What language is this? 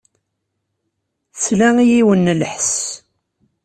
Kabyle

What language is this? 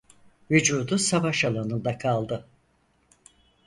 Turkish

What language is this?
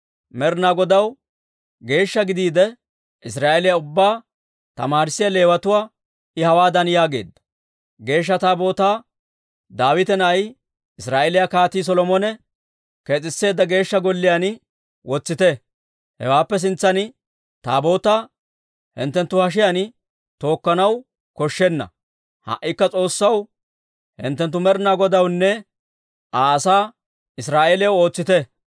Dawro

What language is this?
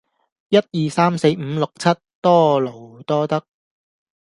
Cantonese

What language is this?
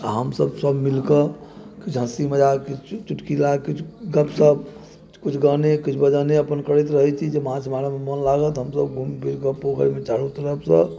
Maithili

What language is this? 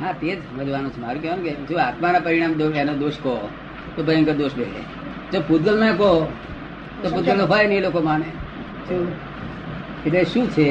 Gujarati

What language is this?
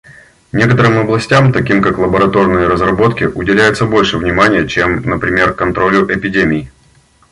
Russian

